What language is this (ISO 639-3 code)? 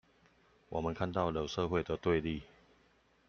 zho